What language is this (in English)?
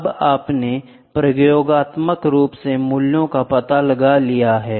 Hindi